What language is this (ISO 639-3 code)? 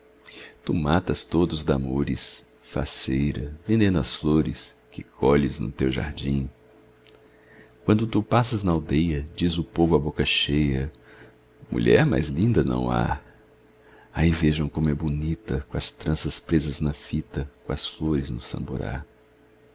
por